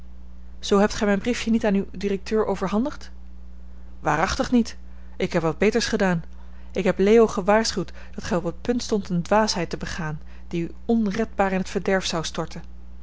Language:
Dutch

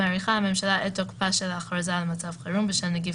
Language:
Hebrew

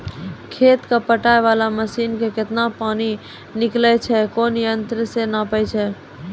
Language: Maithili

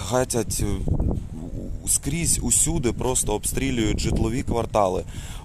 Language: Ukrainian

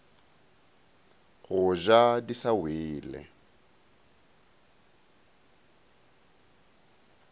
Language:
Northern Sotho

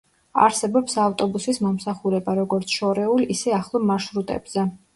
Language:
Georgian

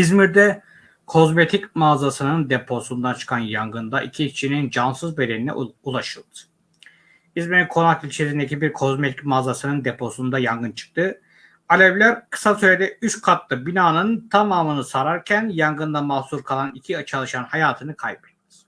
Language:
Turkish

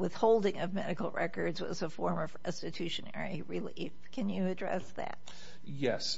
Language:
English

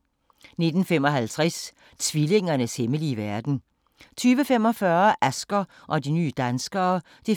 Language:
Danish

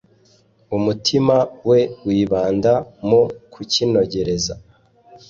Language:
Kinyarwanda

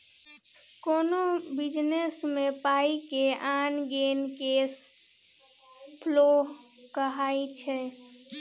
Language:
Maithili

